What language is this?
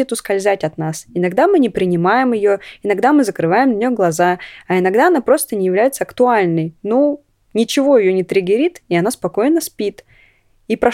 Russian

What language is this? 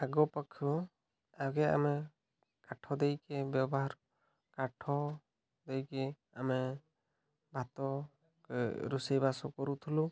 Odia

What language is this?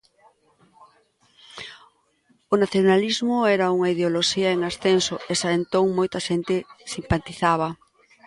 Galician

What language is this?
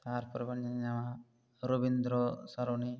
Santali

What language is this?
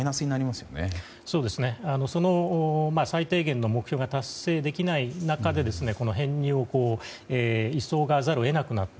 Japanese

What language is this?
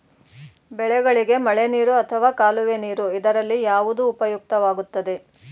Kannada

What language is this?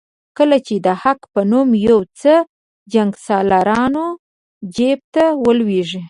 Pashto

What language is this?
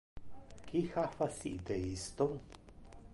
Interlingua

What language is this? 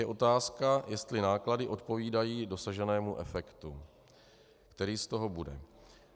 Czech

